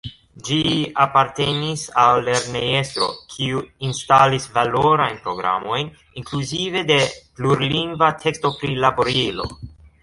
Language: Esperanto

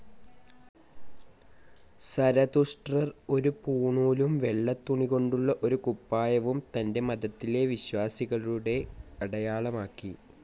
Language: Malayalam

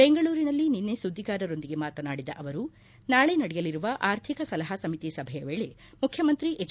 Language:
Kannada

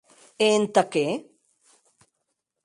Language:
Occitan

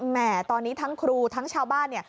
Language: Thai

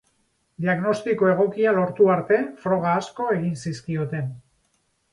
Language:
Basque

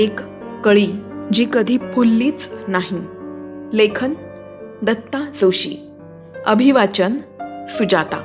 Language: Marathi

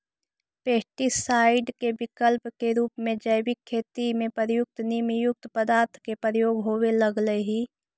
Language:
Magahi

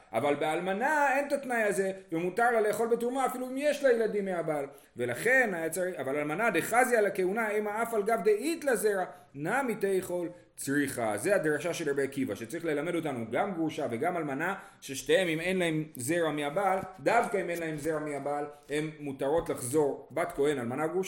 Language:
Hebrew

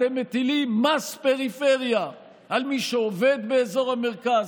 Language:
Hebrew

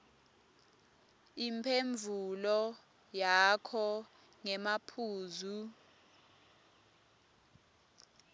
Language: Swati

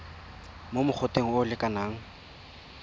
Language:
Tswana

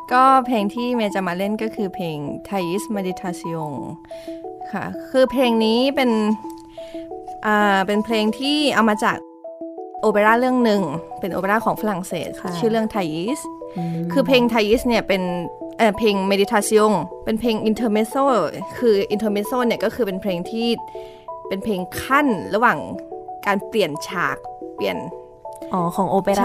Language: Thai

